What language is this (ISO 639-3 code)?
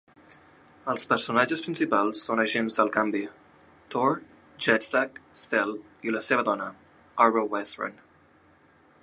cat